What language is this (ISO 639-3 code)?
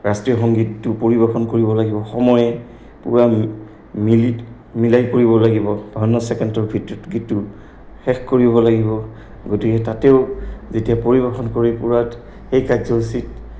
asm